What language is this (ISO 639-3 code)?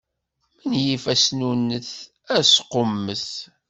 kab